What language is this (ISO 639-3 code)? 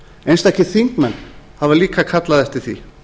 isl